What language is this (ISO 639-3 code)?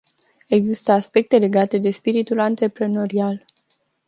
ron